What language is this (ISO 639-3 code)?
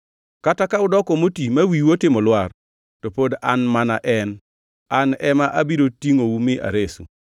luo